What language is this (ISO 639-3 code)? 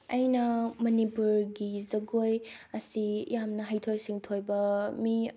mni